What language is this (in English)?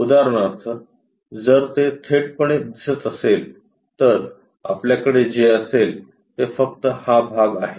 Marathi